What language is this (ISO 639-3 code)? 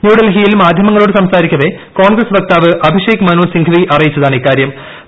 mal